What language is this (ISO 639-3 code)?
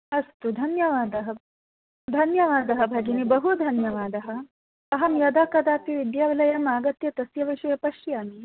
san